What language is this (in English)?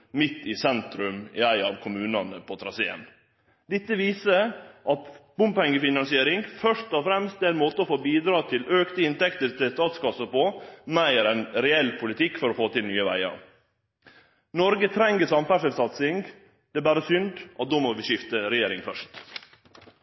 Norwegian Nynorsk